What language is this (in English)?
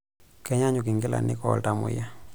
Masai